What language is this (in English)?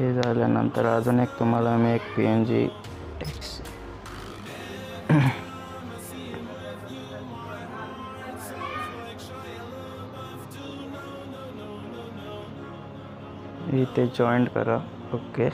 Hindi